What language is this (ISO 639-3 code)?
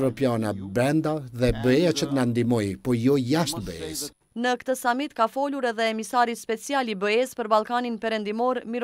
ron